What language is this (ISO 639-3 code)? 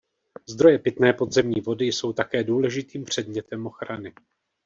ces